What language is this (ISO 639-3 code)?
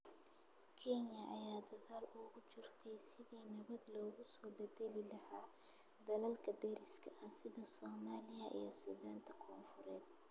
som